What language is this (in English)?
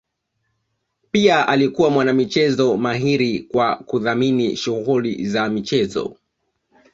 Swahili